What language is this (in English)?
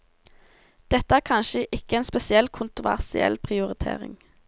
Norwegian